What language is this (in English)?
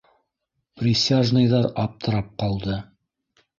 Bashkir